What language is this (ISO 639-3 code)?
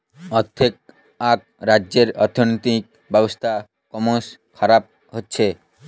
ben